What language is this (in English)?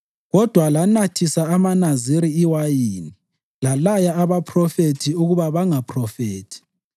North Ndebele